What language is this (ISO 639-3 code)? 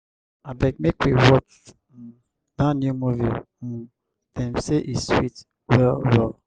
pcm